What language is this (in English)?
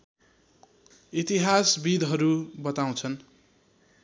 Nepali